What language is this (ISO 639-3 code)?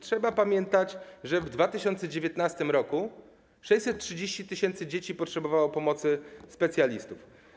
pol